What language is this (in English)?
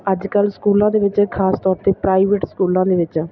Punjabi